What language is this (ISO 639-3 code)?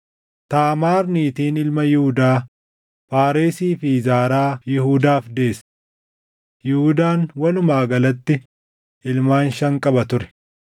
orm